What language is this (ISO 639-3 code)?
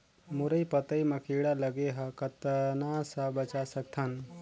hne